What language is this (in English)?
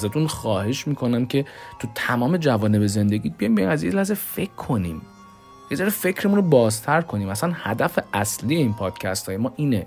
Persian